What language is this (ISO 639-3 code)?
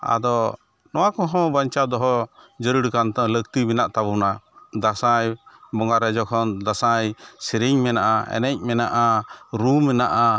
sat